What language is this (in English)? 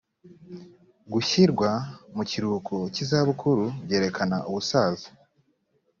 Kinyarwanda